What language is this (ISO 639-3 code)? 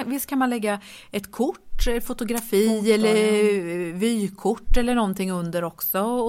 swe